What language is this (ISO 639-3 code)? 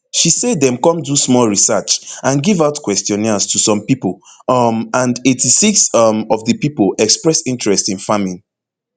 pcm